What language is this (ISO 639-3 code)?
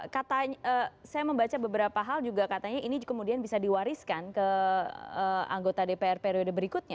ind